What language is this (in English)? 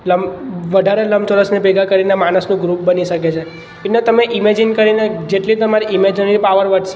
Gujarati